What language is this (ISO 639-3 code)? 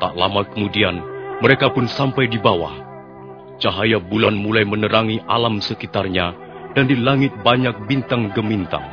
ind